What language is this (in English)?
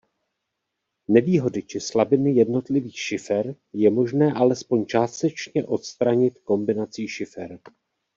Czech